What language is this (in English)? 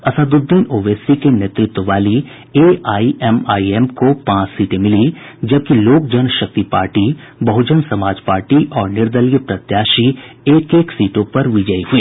Hindi